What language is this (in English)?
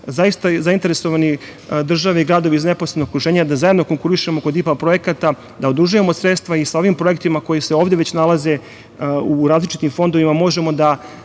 Serbian